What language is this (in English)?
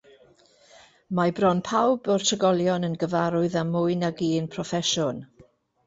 Welsh